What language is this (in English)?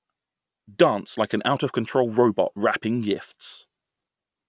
English